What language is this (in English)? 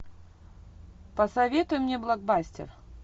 Russian